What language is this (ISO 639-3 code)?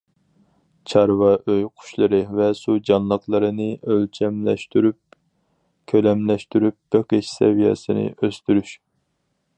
uig